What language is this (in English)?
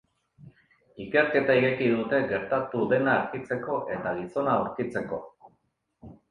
Basque